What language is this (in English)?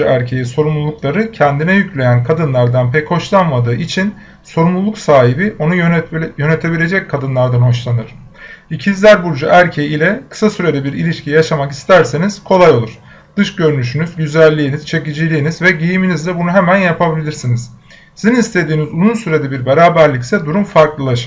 Turkish